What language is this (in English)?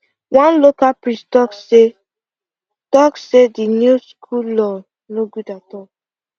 Nigerian Pidgin